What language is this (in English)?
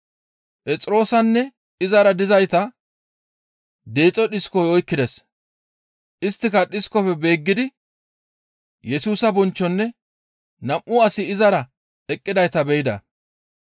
Gamo